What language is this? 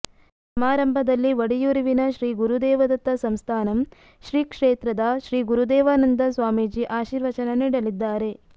Kannada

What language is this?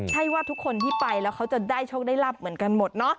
Thai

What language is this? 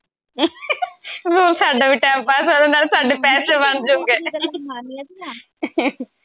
Punjabi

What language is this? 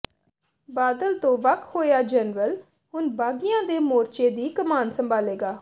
Punjabi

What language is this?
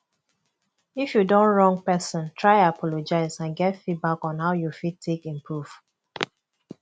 Nigerian Pidgin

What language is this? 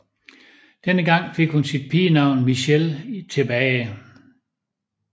Danish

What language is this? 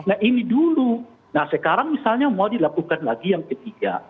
Indonesian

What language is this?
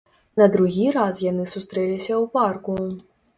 Belarusian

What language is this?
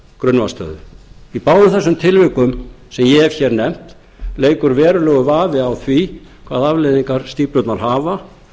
Icelandic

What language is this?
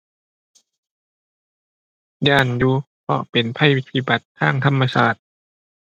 Thai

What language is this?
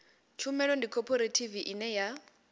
Venda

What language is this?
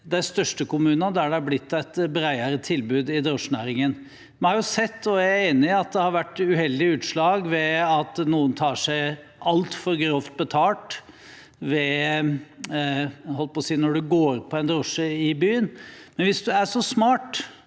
Norwegian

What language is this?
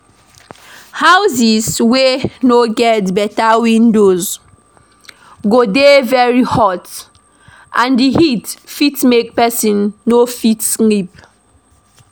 Nigerian Pidgin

